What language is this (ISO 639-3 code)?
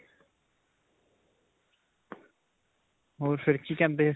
pan